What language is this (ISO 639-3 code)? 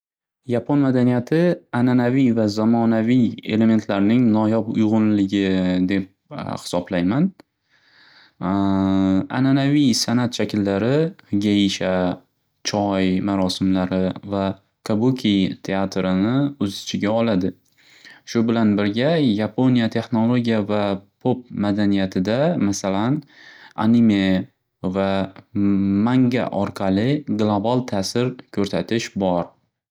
uzb